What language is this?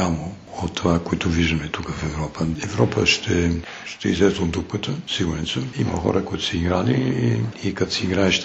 Bulgarian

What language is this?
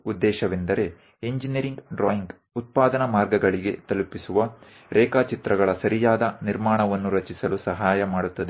Gujarati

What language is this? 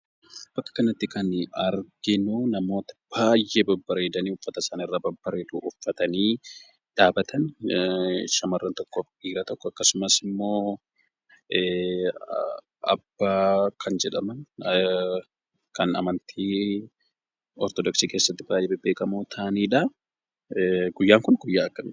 Oromo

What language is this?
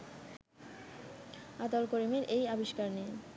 Bangla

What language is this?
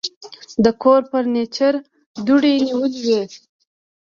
Pashto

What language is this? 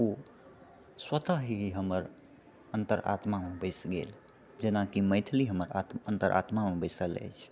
Maithili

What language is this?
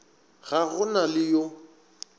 Northern Sotho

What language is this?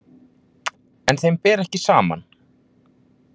Icelandic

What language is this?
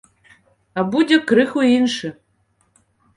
Belarusian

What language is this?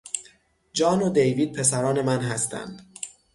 Persian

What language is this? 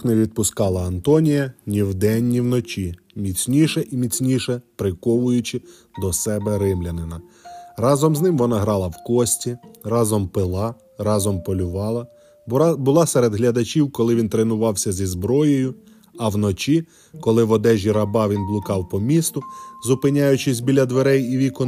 Ukrainian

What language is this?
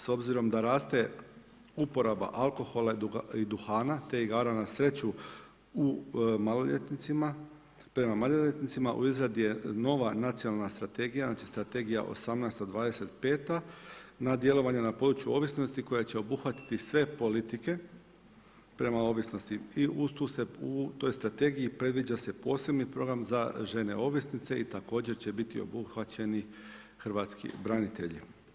Croatian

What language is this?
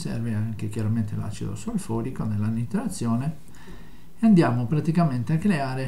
Italian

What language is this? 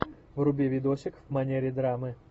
Russian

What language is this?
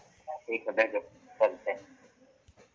Maithili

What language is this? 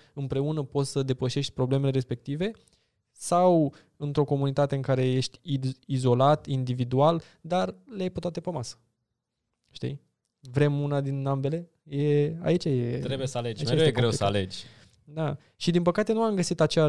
Romanian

